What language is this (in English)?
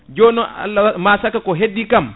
Fula